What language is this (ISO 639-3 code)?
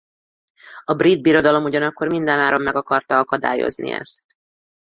hun